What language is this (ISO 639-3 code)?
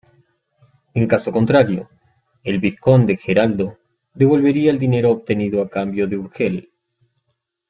spa